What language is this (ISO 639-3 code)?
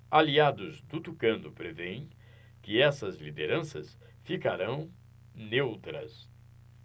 por